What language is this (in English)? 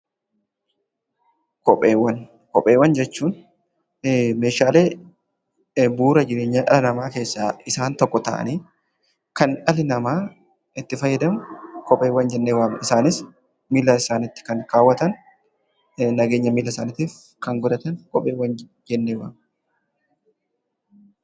Oromo